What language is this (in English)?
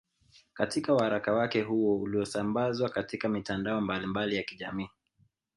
Swahili